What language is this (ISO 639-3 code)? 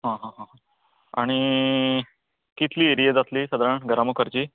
kok